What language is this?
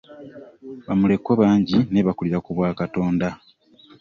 Ganda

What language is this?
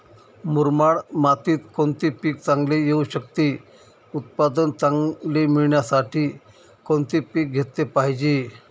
Marathi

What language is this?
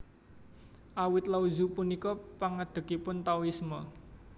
Javanese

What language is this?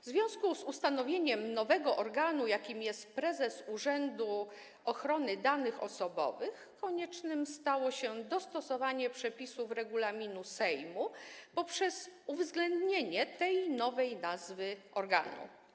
Polish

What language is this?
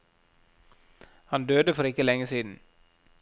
Norwegian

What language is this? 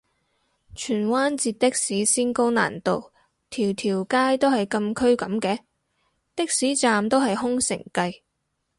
Cantonese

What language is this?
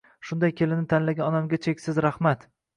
Uzbek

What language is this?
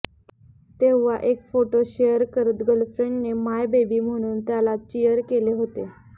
Marathi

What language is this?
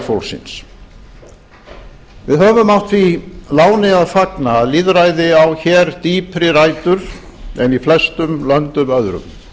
Icelandic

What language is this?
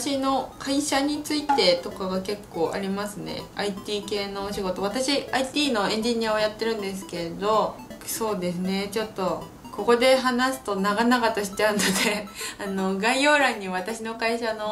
Japanese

